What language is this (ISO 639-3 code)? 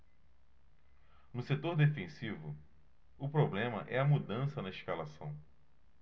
por